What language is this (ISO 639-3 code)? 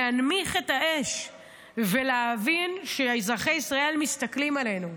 heb